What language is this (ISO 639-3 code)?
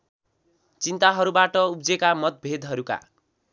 nep